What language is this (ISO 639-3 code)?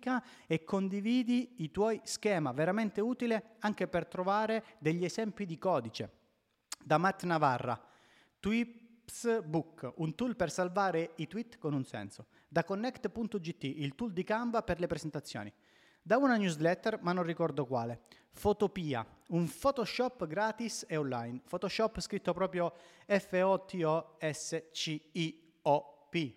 ita